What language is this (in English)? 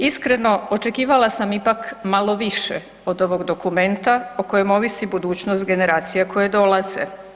Croatian